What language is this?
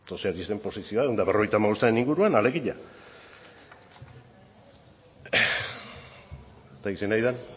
Basque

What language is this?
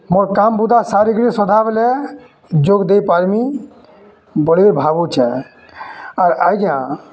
Odia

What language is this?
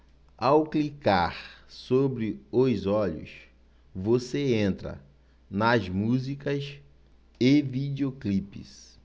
Portuguese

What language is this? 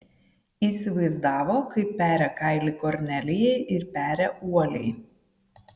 Lithuanian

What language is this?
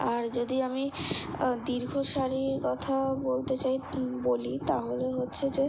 Bangla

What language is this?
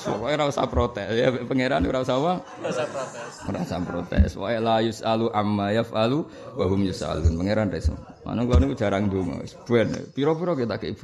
Indonesian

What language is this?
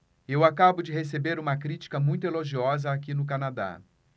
Portuguese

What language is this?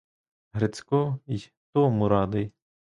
Ukrainian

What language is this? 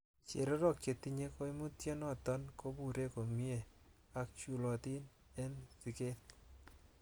Kalenjin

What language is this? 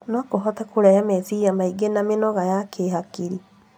Kikuyu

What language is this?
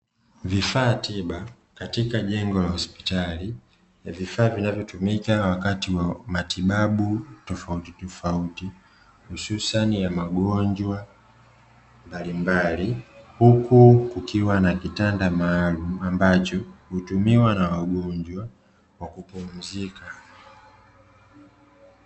Swahili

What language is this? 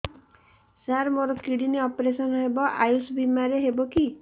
Odia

